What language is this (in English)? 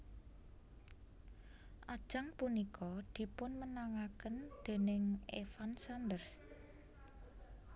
Javanese